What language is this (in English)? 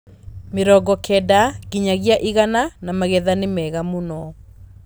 Kikuyu